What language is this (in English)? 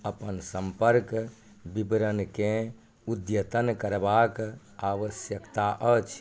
Maithili